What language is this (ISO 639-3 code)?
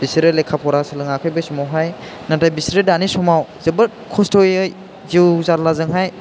brx